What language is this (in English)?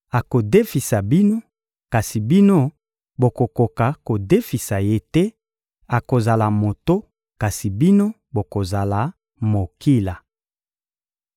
Lingala